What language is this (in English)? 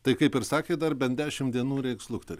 Lithuanian